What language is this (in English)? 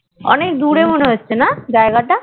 Bangla